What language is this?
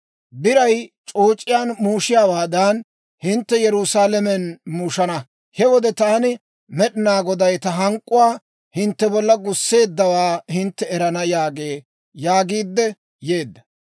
Dawro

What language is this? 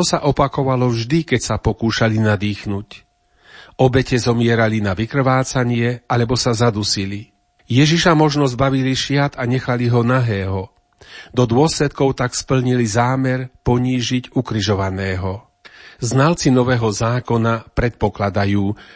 Slovak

